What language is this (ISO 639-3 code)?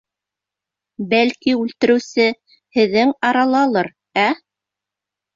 bak